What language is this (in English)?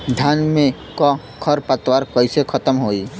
Bhojpuri